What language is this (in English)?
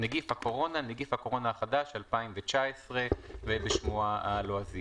Hebrew